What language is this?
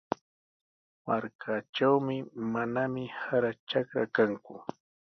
Sihuas Ancash Quechua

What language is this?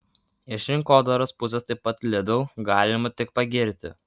Lithuanian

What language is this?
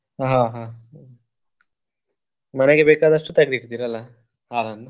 Kannada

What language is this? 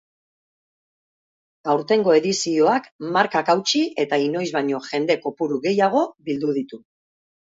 Basque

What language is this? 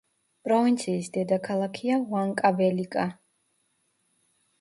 Georgian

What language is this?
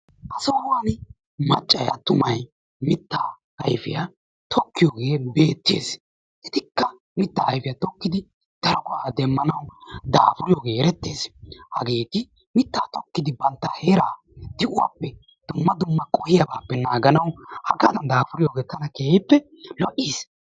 Wolaytta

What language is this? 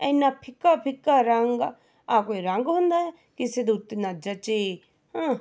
Punjabi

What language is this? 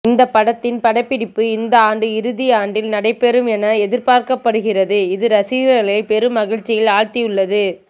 Tamil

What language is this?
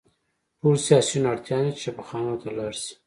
Pashto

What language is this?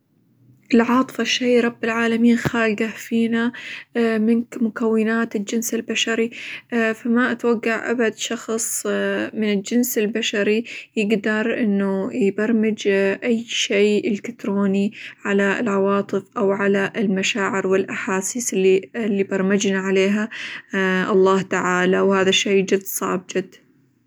Hijazi Arabic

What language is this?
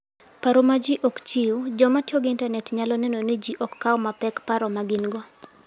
Luo (Kenya and Tanzania)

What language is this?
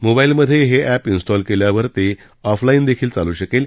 Marathi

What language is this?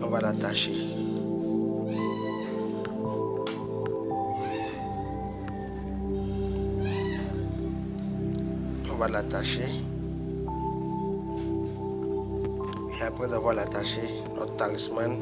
French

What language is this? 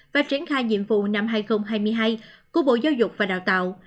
Vietnamese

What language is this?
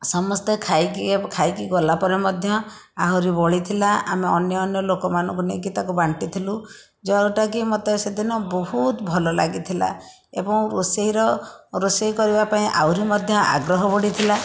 Odia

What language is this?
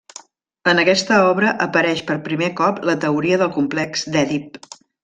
Catalan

